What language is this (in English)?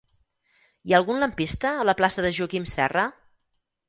Catalan